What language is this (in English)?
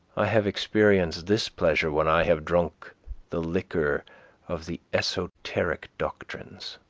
English